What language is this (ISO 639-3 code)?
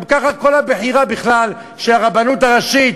heb